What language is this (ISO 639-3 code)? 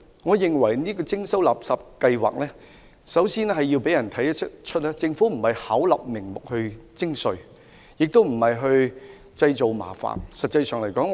yue